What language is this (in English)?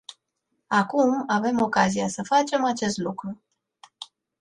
Romanian